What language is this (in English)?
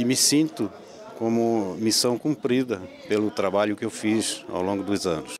Portuguese